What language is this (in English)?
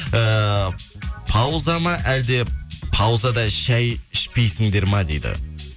Kazakh